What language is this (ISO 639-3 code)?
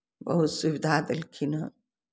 mai